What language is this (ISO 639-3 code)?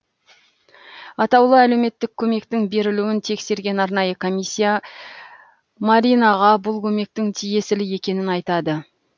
kaz